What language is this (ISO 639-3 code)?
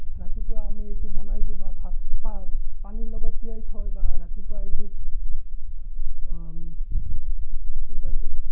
asm